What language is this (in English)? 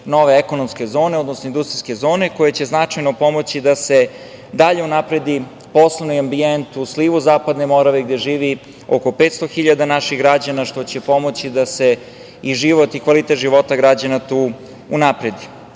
Serbian